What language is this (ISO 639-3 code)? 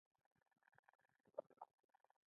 pus